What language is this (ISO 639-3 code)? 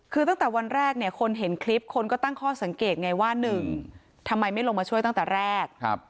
tha